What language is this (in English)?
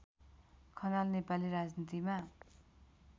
Nepali